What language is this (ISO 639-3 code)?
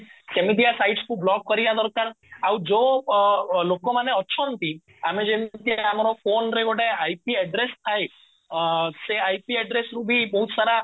ori